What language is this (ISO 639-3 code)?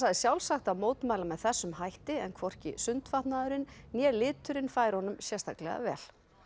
isl